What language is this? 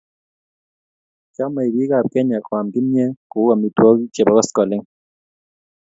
Kalenjin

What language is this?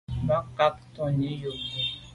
Medumba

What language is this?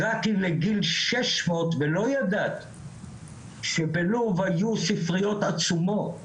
Hebrew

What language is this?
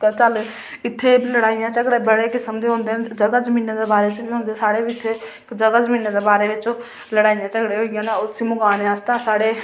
Dogri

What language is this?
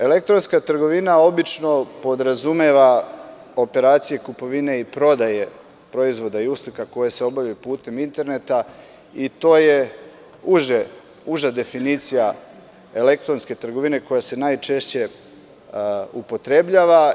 Serbian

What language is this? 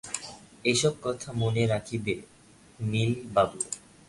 Bangla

